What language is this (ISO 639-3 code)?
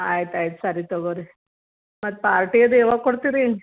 kan